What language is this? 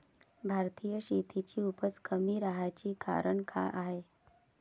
Marathi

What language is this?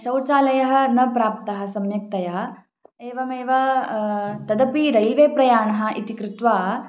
Sanskrit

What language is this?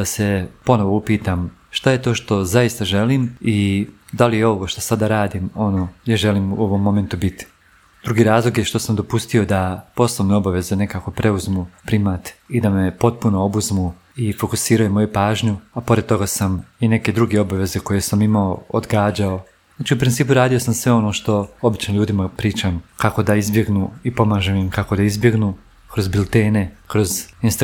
Croatian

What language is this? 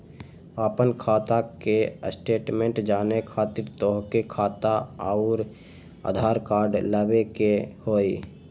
Magahi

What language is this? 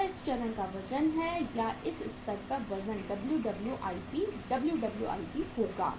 Hindi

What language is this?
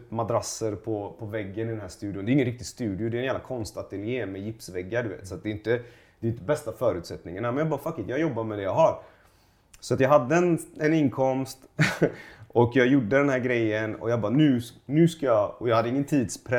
Swedish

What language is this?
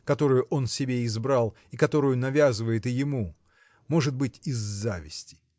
Russian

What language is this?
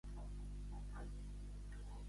Catalan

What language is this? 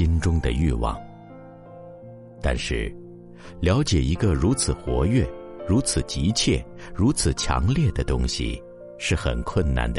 Chinese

